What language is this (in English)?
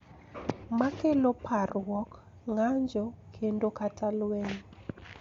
Luo (Kenya and Tanzania)